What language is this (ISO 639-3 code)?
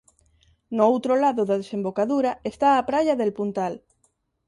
glg